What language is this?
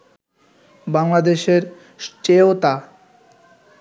Bangla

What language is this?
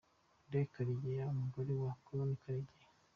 Kinyarwanda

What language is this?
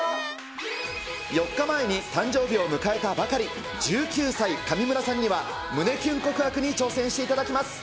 Japanese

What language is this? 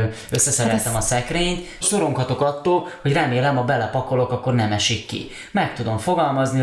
Hungarian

